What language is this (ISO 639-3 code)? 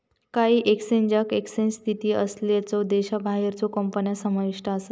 mar